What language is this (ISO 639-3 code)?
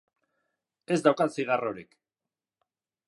eus